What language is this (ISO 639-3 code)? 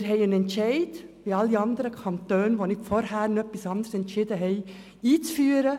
gsw